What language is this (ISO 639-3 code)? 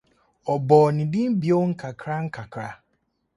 aka